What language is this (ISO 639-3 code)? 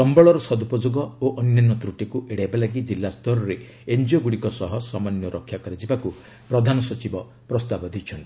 ori